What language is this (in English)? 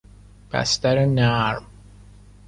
Persian